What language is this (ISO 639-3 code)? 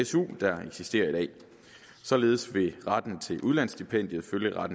dan